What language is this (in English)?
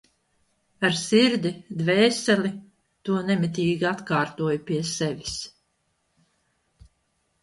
Latvian